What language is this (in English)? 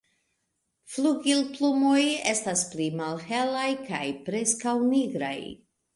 Esperanto